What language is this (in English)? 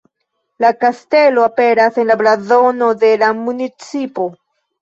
Esperanto